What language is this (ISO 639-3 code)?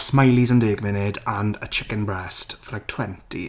cym